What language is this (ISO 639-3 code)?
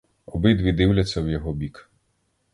ukr